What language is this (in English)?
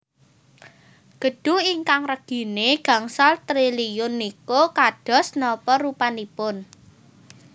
Javanese